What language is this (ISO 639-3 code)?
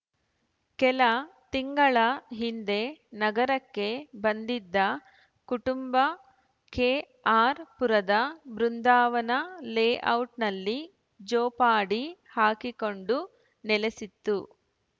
kan